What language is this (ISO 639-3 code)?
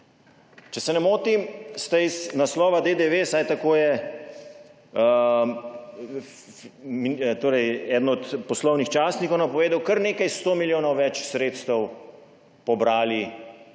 slv